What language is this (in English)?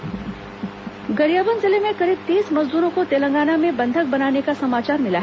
Hindi